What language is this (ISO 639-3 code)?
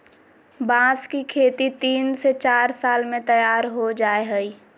mag